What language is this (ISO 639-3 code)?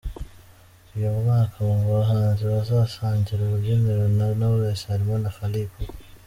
kin